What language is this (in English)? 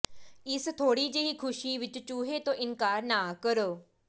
Punjabi